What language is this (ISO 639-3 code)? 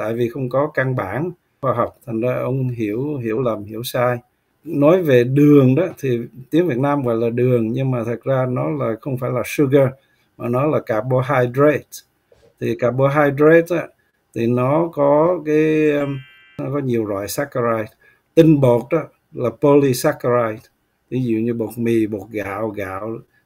vie